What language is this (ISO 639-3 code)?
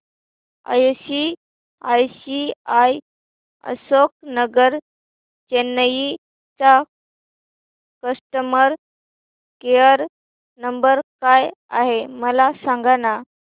mar